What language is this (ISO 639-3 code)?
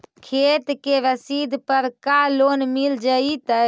mag